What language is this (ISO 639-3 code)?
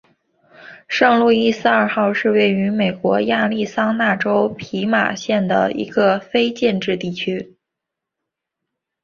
zho